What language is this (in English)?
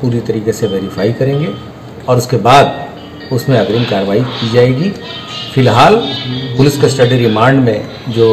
Hindi